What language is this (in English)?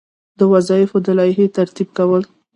Pashto